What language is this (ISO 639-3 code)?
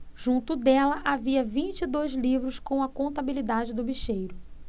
por